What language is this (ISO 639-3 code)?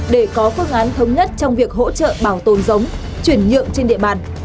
vie